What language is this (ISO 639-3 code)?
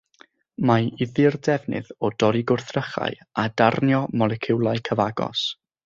cym